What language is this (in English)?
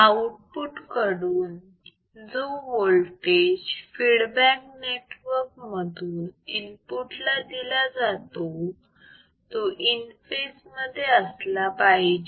Marathi